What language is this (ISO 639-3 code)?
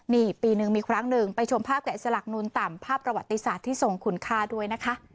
tha